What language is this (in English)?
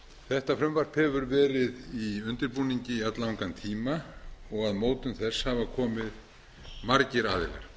Icelandic